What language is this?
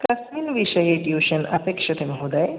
Sanskrit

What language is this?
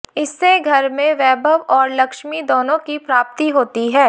Hindi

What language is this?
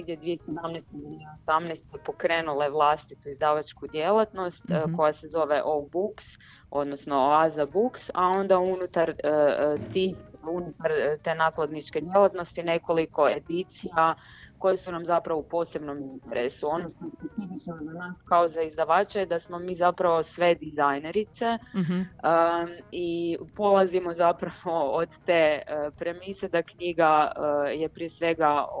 Croatian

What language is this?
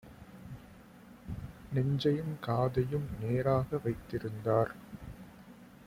Tamil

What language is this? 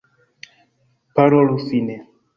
Esperanto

